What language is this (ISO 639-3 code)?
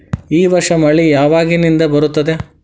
kan